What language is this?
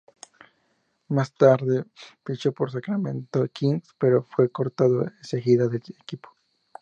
Spanish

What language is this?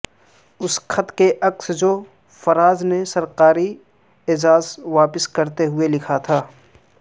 Urdu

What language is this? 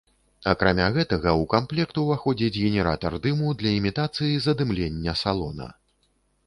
Belarusian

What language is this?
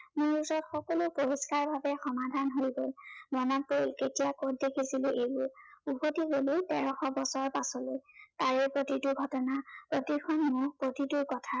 Assamese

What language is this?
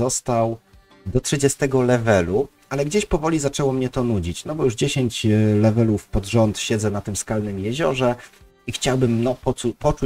Polish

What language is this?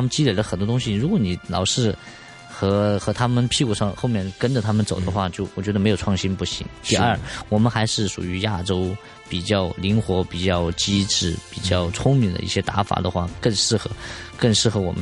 Chinese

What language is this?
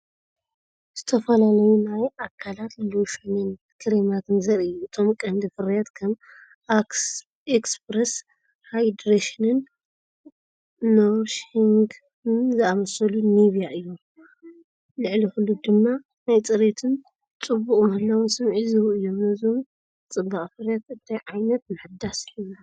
Tigrinya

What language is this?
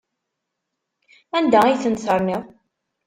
Kabyle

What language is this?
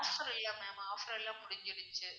Tamil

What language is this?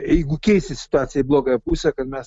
Lithuanian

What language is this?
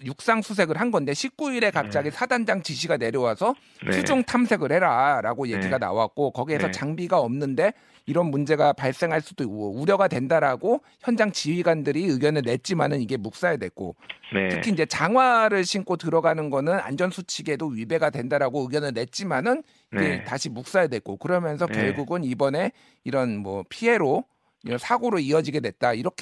Korean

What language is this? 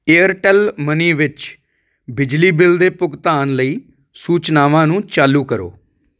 Punjabi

